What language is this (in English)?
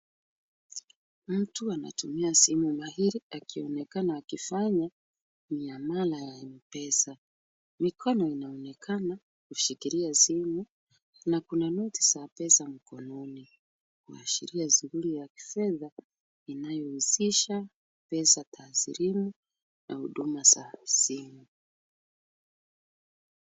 Swahili